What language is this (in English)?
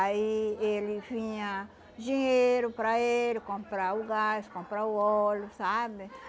Portuguese